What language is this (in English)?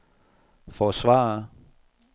Danish